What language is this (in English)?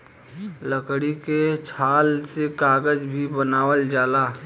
Bhojpuri